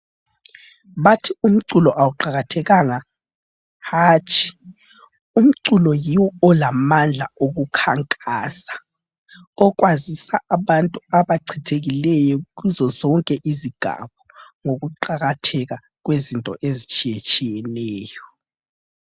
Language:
North Ndebele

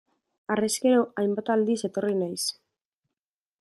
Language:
Basque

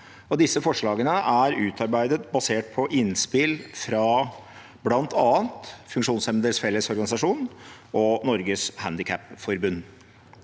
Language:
Norwegian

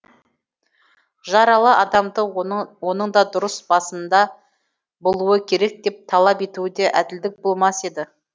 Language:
Kazakh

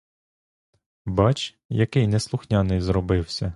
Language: Ukrainian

